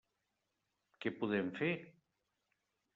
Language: Catalan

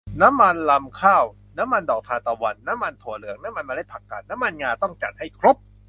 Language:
Thai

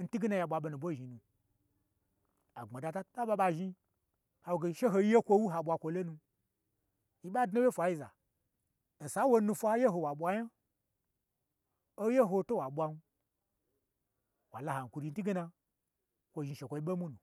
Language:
Gbagyi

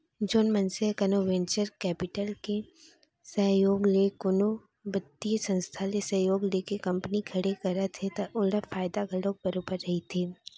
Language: Chhattisgarhi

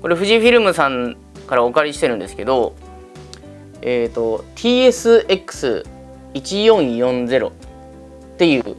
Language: Japanese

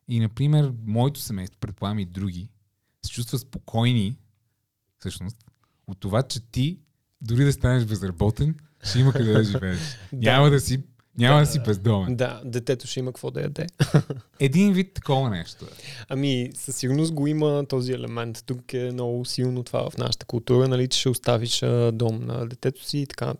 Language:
Bulgarian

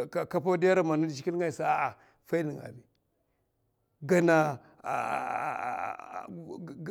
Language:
Mafa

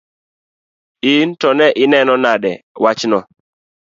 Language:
Luo (Kenya and Tanzania)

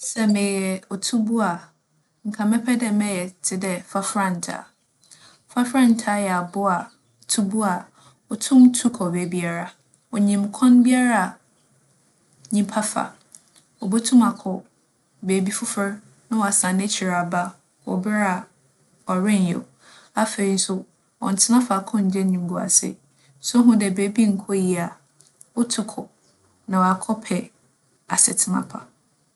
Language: Akan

